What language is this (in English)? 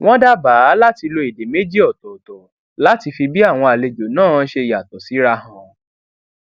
Yoruba